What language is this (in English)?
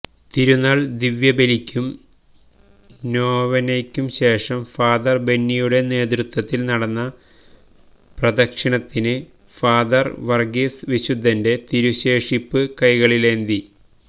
Malayalam